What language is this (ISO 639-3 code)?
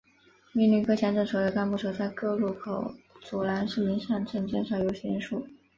zho